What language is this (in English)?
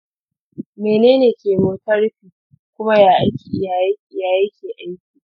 Hausa